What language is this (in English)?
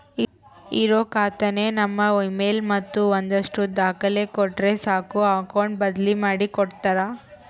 Kannada